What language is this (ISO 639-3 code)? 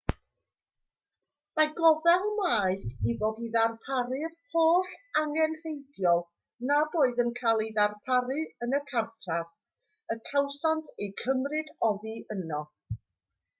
cym